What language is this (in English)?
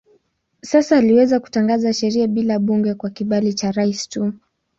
Swahili